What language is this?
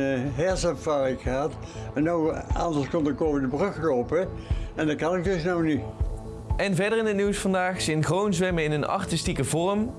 Dutch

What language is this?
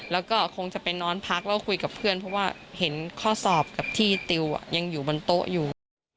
Thai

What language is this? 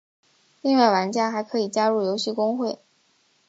Chinese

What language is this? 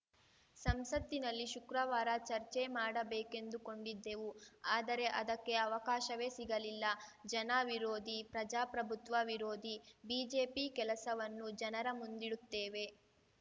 Kannada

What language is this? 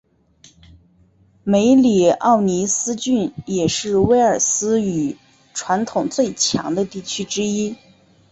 Chinese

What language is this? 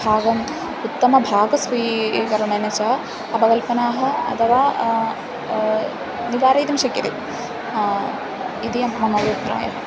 Sanskrit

